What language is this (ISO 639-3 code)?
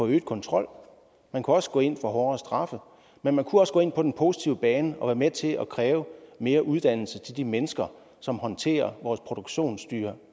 dan